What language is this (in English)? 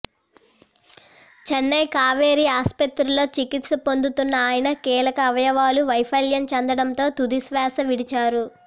Telugu